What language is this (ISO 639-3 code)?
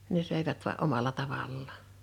fin